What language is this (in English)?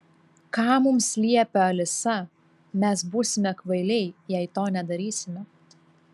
Lithuanian